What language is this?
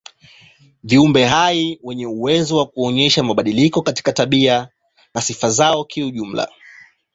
Swahili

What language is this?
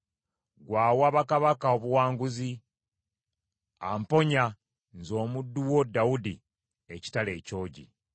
Ganda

